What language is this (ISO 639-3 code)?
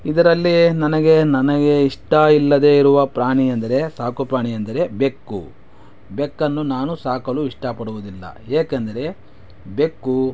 kan